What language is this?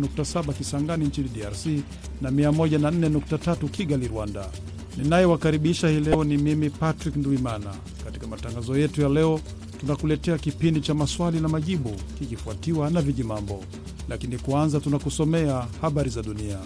Swahili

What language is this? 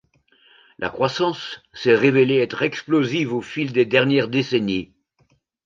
French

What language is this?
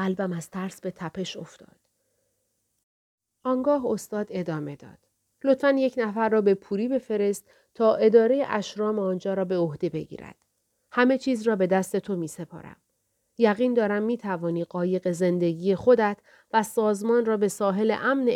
Persian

